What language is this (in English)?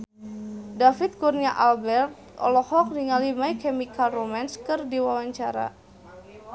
Sundanese